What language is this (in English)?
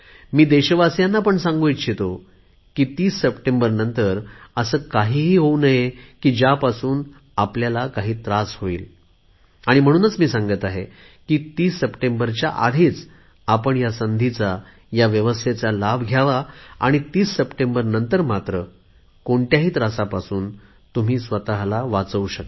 Marathi